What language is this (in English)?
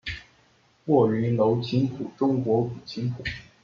Chinese